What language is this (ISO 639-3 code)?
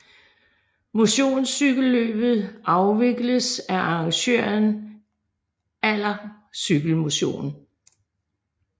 dan